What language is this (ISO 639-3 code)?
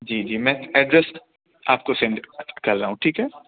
urd